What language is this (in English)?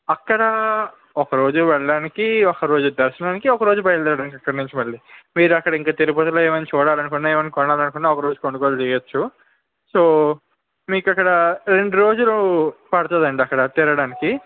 Telugu